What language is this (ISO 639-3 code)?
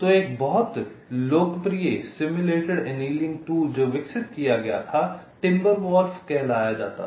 hin